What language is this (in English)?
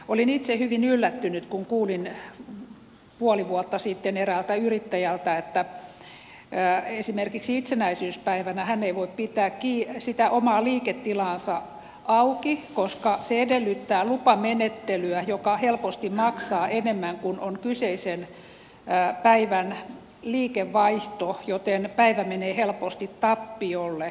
Finnish